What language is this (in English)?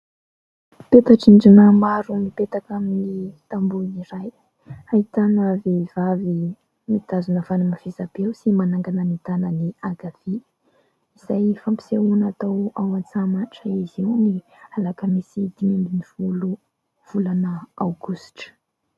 Malagasy